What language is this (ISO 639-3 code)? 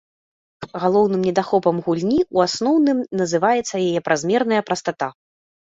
bel